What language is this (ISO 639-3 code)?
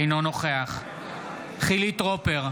heb